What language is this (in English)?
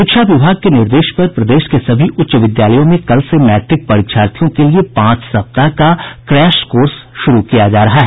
Hindi